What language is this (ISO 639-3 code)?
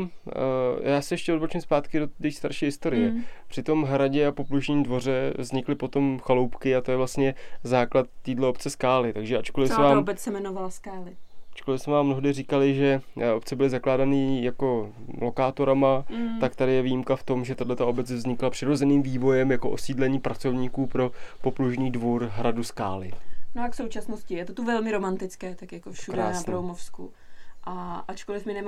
ces